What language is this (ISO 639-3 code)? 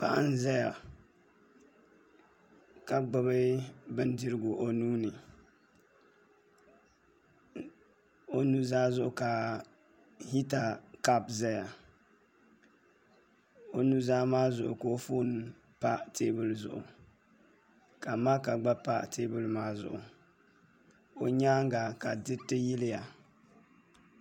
dag